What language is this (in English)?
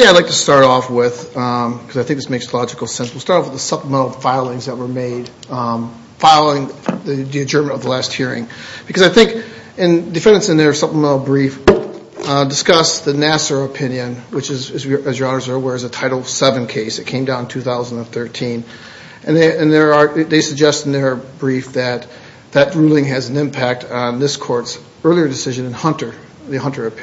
English